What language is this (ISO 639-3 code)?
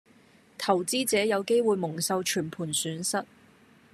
yue